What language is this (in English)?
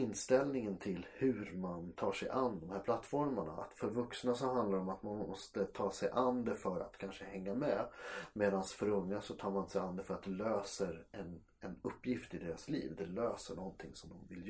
Swedish